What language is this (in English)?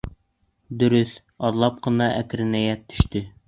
Bashkir